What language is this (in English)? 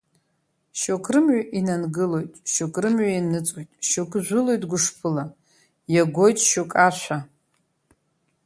Abkhazian